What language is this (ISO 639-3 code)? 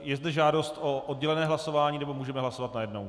ces